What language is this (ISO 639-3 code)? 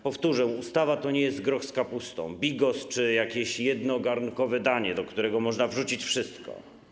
pol